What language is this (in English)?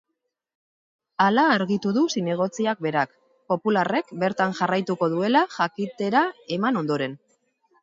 Basque